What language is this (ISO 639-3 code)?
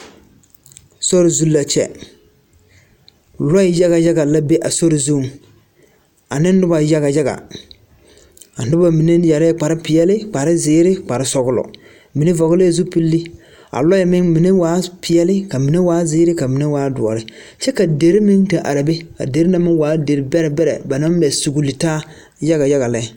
dga